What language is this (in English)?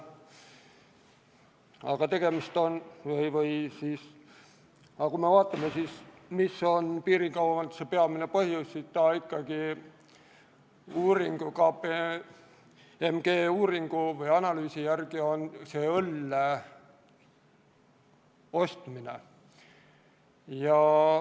Estonian